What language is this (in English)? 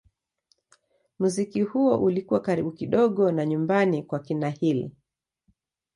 Swahili